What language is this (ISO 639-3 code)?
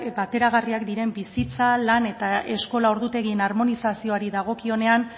eus